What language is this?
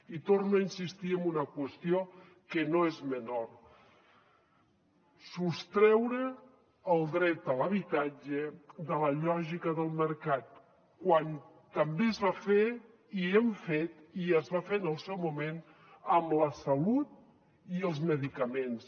Catalan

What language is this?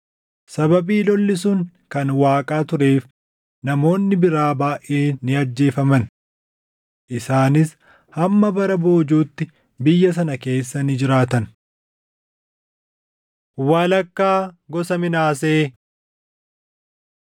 Oromo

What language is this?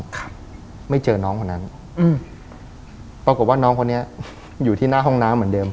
Thai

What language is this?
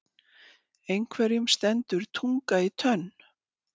Icelandic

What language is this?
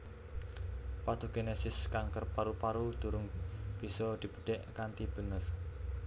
Javanese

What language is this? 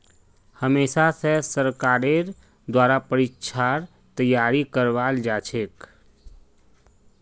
Magahi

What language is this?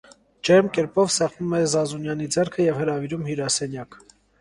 Armenian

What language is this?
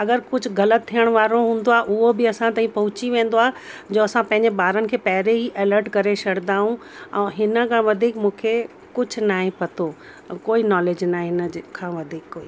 Sindhi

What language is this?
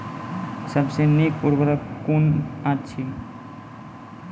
Maithili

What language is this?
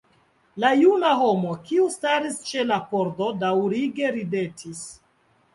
Esperanto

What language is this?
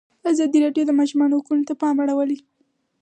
Pashto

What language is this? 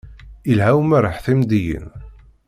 Kabyle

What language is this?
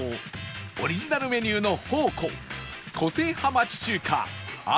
Japanese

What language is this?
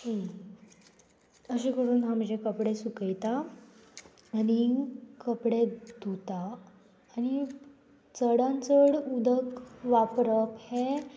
Konkani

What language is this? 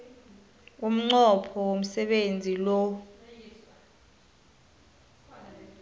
South Ndebele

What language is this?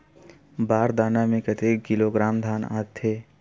Chhattisgarhi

